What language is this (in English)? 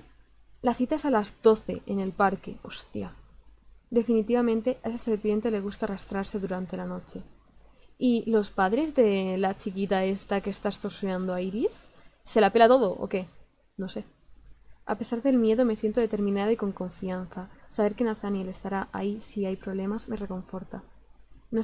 Spanish